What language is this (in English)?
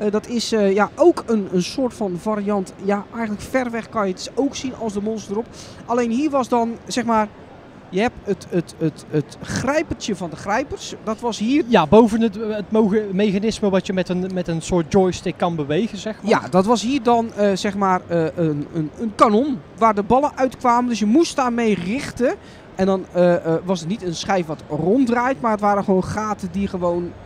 Dutch